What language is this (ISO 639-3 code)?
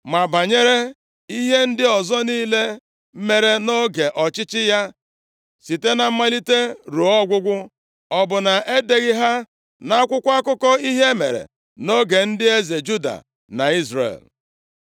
ibo